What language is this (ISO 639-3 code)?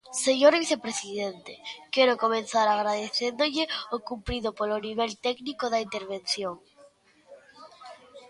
glg